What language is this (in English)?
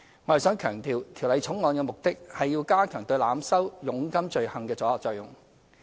Cantonese